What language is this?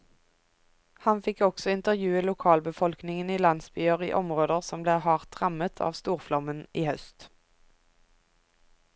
Norwegian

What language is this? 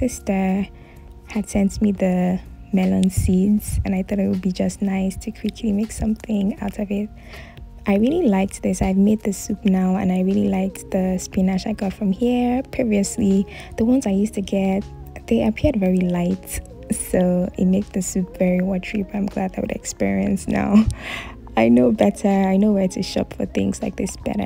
English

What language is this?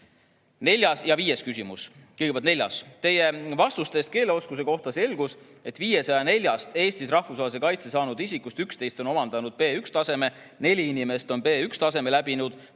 Estonian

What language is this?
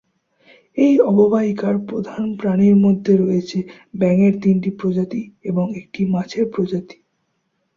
Bangla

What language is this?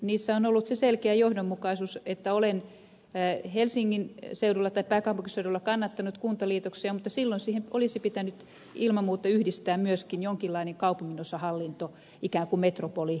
Finnish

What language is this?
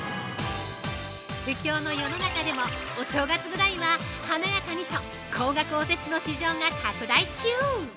Japanese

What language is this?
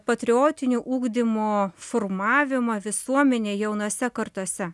Lithuanian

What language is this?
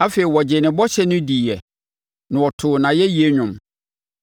Akan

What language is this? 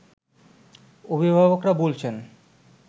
Bangla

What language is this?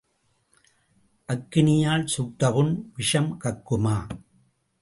Tamil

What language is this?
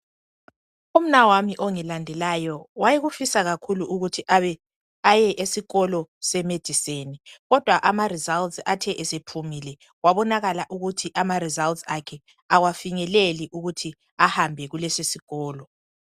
North Ndebele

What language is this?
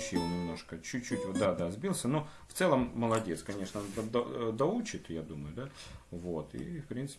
Russian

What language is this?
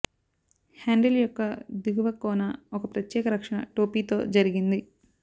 Telugu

